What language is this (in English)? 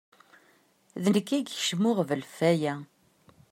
Kabyle